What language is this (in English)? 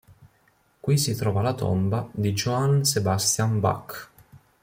Italian